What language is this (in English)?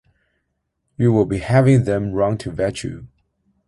English